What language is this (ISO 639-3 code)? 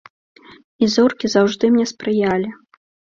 bel